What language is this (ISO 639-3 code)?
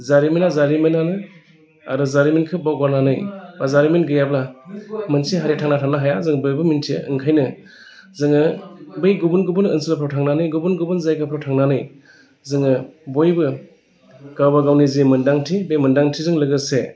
brx